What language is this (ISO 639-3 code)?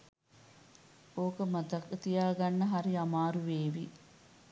sin